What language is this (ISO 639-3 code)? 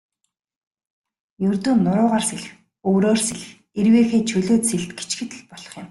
mon